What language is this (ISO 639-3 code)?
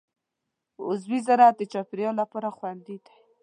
pus